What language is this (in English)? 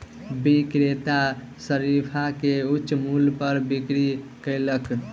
Maithili